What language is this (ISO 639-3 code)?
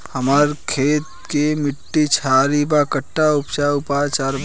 bho